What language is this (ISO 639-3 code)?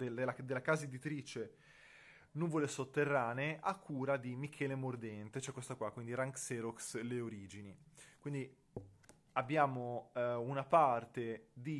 ita